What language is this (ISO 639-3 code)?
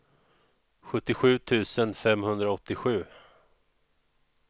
swe